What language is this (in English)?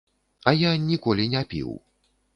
Belarusian